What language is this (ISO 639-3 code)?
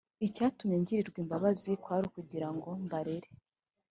kin